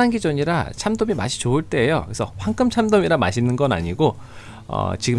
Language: Korean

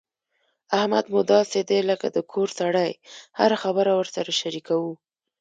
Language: Pashto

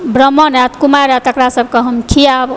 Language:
Maithili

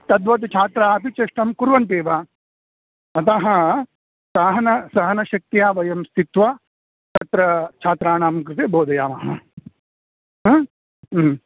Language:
Sanskrit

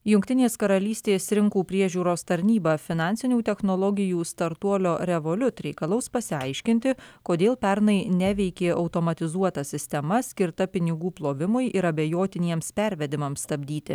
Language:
Lithuanian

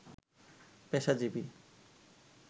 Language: Bangla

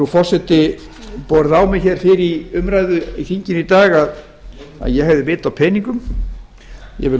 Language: Icelandic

